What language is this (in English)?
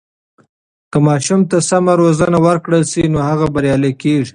Pashto